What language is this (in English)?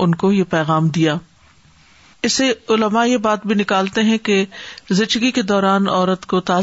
Urdu